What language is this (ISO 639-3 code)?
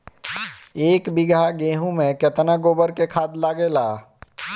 bho